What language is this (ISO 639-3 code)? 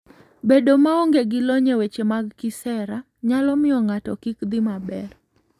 luo